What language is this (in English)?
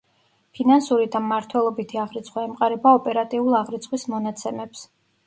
Georgian